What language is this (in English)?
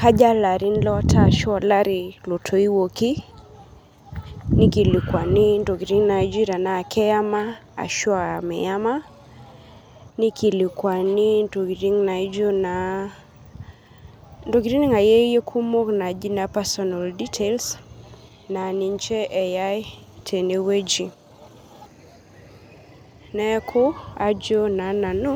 Masai